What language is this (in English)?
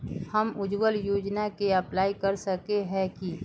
Magahi